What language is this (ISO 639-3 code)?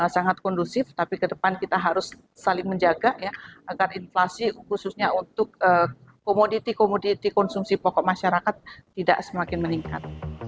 ind